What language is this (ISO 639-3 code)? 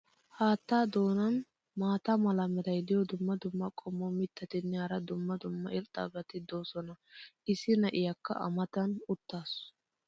wal